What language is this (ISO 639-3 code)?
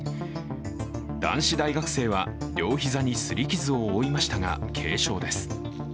jpn